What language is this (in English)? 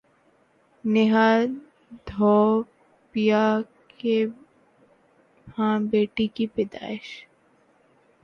Urdu